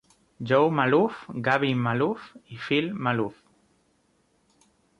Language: Spanish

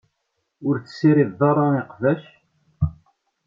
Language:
Kabyle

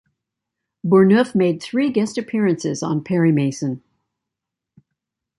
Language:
English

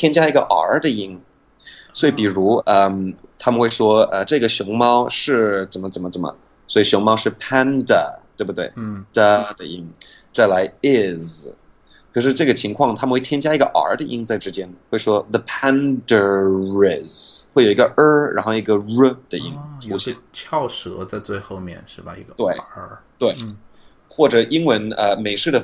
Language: Chinese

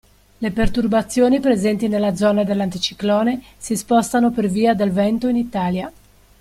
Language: Italian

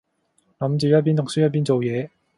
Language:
Cantonese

